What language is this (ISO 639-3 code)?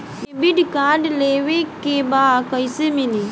bho